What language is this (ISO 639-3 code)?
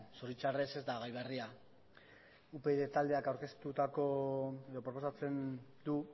eus